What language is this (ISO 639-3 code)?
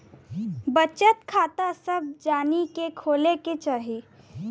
bho